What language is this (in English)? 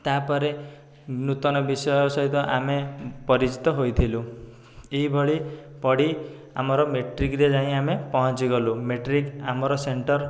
Odia